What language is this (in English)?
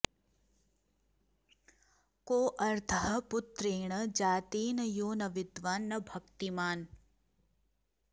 Sanskrit